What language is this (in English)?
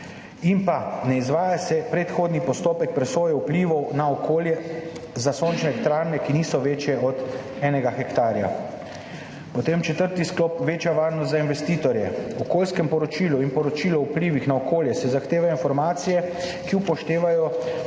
Slovenian